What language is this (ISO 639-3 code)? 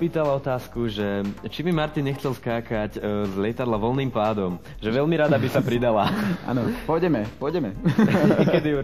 ces